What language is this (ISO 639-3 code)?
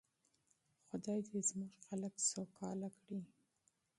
pus